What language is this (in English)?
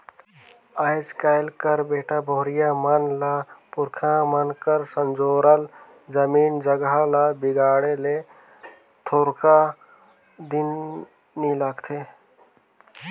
Chhattisgarhi